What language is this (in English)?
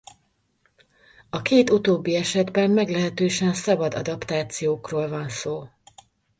Hungarian